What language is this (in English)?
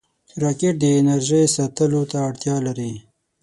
Pashto